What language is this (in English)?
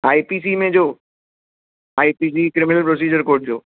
Sindhi